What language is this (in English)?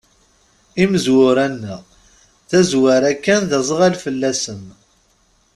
Kabyle